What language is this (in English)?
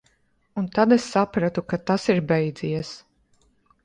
Latvian